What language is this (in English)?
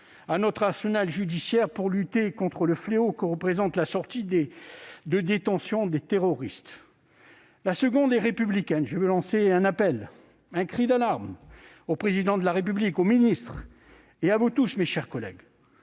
French